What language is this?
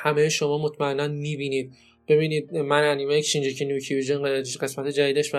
Persian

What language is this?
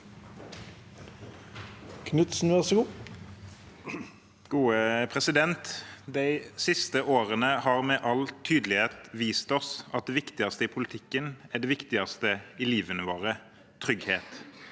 Norwegian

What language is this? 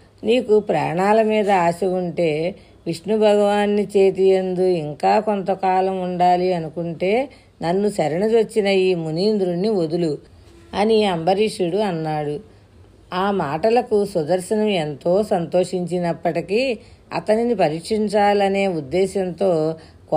Telugu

